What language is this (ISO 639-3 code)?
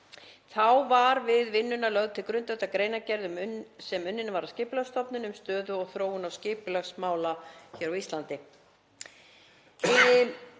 isl